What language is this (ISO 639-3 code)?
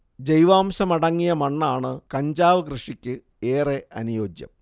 mal